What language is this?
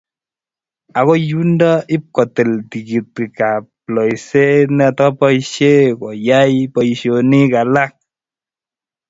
Kalenjin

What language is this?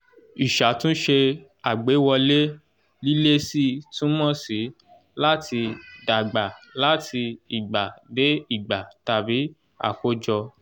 Yoruba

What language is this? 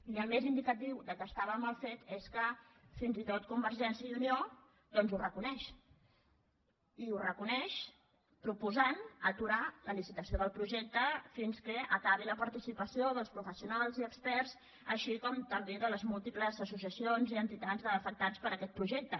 Catalan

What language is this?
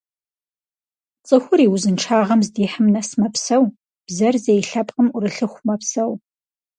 Kabardian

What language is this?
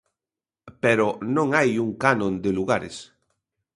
Galician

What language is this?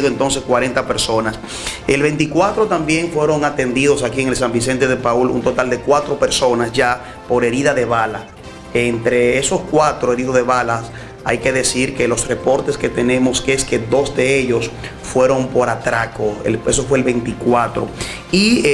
Spanish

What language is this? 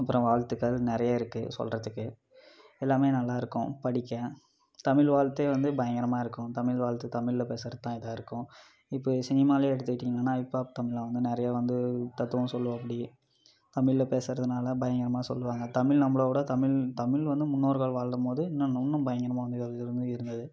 Tamil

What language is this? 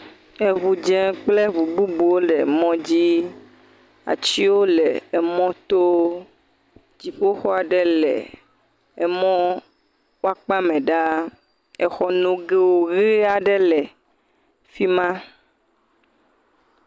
Ewe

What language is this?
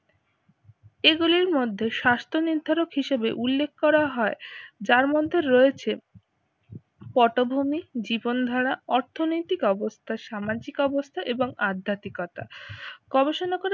Bangla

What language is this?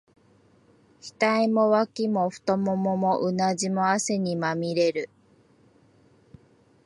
Japanese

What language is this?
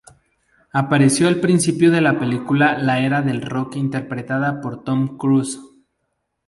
Spanish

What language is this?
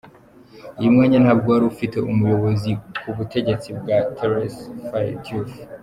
Kinyarwanda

